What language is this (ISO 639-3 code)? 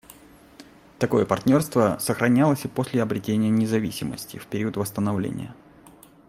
rus